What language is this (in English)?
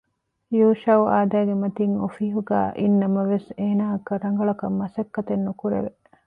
Divehi